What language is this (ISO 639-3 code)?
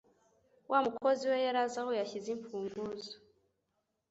kin